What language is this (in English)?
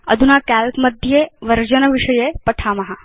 Sanskrit